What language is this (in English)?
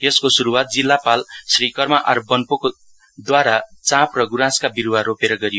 Nepali